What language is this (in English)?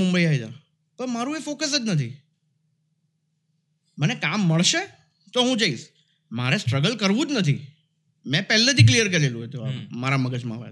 Gujarati